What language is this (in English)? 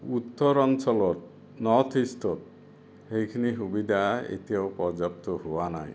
Assamese